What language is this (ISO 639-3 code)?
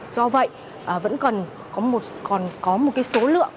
vie